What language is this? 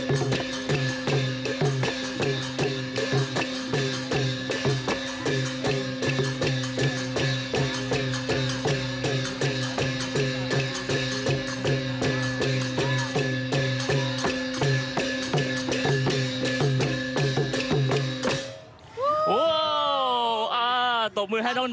Thai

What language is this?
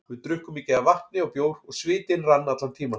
Icelandic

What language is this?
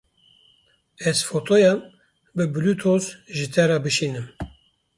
Kurdish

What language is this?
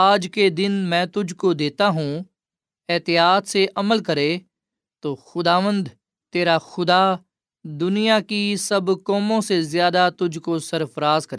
Urdu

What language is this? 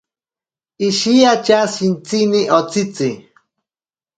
Ashéninka Perené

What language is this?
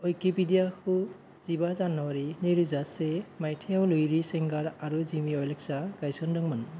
Bodo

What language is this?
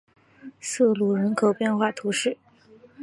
Chinese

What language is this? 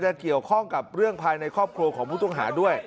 Thai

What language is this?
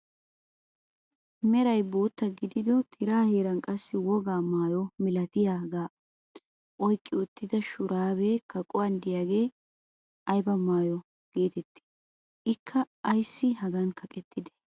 Wolaytta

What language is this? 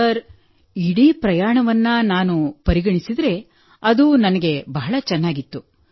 Kannada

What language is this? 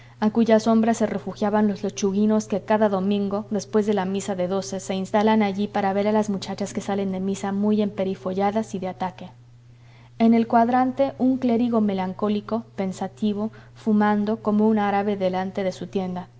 Spanish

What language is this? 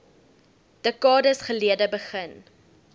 Afrikaans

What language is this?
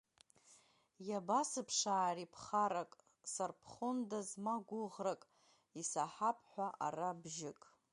Abkhazian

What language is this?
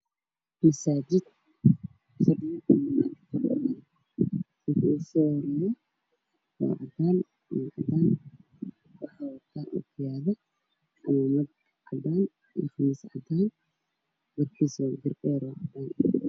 Somali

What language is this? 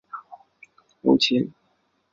Chinese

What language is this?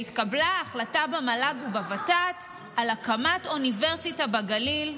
Hebrew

